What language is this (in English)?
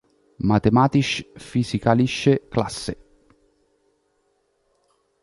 Italian